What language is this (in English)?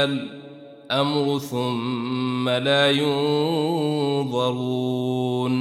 Arabic